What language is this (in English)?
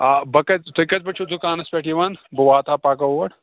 Kashmiri